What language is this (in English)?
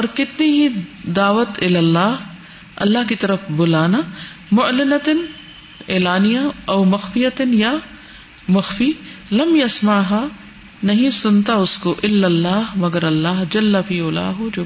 Urdu